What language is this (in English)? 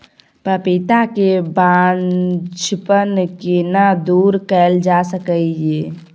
Maithili